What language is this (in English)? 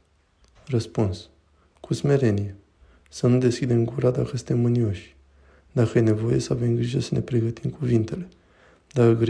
Romanian